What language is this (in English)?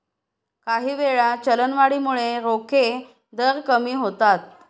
Marathi